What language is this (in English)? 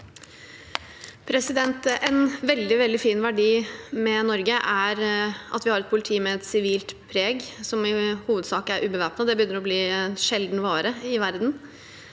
Norwegian